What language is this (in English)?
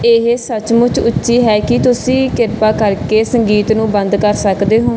Punjabi